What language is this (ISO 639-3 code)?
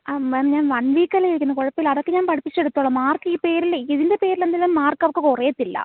mal